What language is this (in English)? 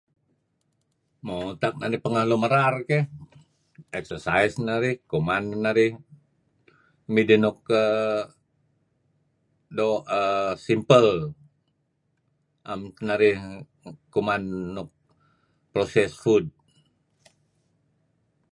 Kelabit